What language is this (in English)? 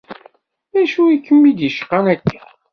Kabyle